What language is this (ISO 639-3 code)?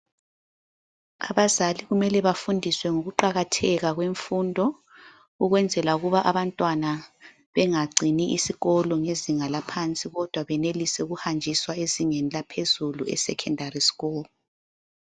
nde